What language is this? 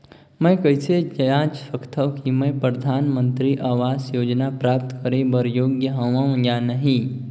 Chhattisgarhi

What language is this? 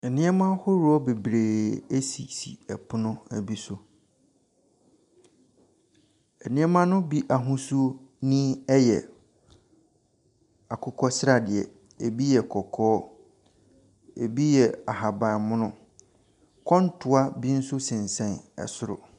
Akan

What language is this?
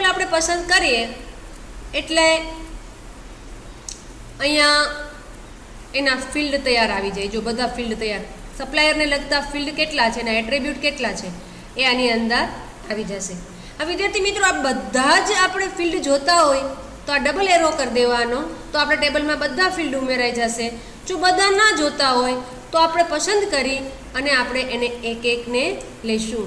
Hindi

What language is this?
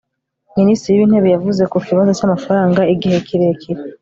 Kinyarwanda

